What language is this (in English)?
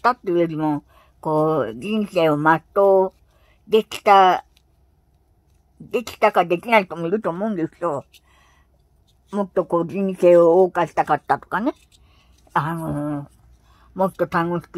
Japanese